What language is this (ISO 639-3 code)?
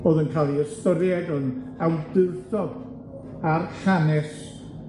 cym